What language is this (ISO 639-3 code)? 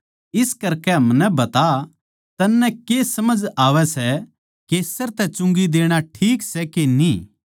bgc